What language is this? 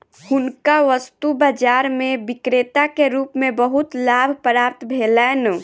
Maithili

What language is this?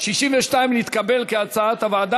Hebrew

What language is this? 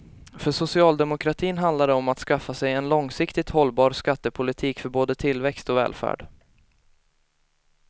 Swedish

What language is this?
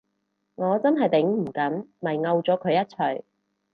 Cantonese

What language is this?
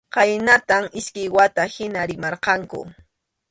Arequipa-La Unión Quechua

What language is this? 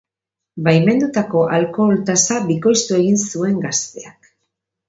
Basque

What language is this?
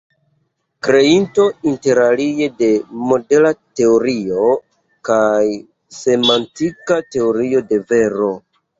Esperanto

